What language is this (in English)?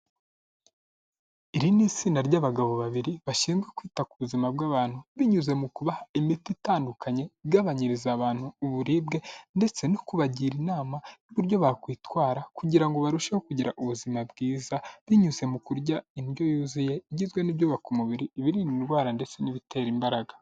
Kinyarwanda